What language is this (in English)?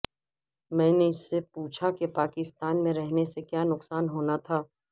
Urdu